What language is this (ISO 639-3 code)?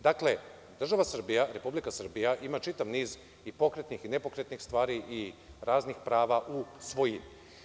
srp